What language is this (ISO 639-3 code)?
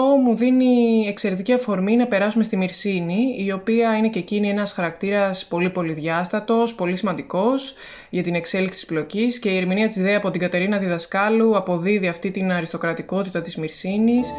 ell